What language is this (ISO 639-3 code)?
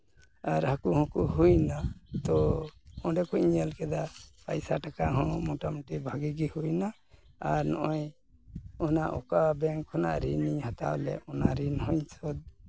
sat